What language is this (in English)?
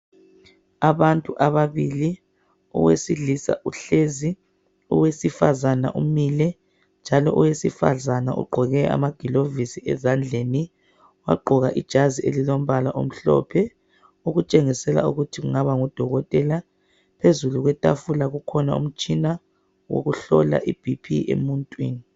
North Ndebele